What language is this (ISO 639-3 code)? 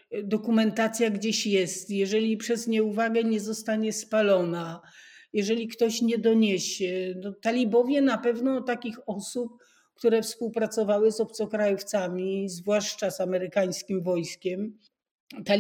pol